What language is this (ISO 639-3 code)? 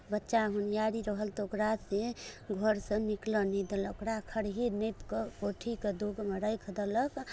mai